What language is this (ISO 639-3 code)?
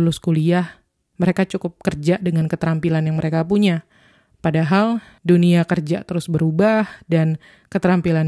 ind